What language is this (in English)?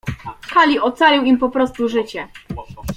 Polish